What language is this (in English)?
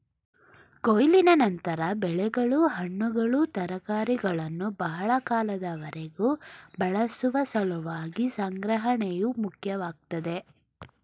Kannada